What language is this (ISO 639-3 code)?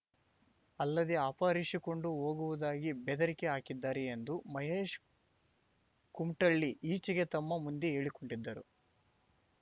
kan